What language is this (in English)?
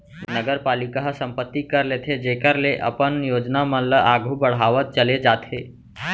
Chhattisgarhi